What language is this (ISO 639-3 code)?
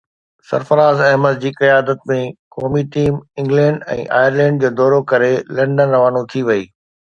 snd